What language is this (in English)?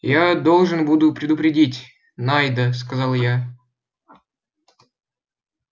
Russian